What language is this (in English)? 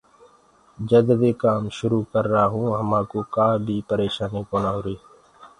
Gurgula